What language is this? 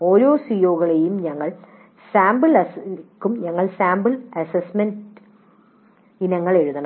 Malayalam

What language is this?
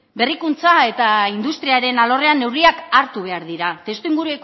Basque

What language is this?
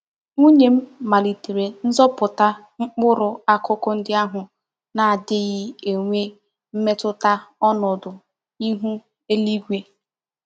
Igbo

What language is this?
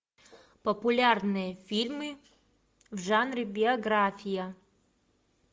Russian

